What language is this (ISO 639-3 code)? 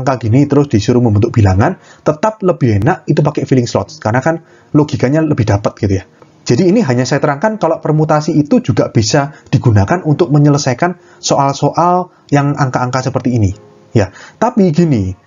ind